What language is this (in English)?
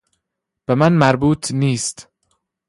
Persian